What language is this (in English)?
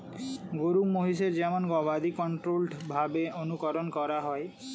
Bangla